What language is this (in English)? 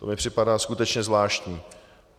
Czech